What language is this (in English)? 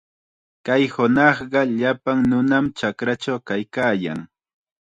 Chiquián Ancash Quechua